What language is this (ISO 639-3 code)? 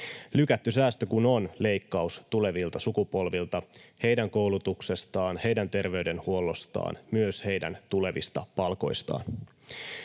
fin